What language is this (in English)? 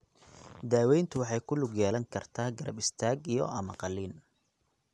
Somali